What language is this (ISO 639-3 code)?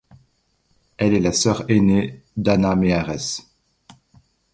fra